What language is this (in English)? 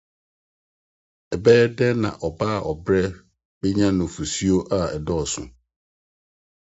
Akan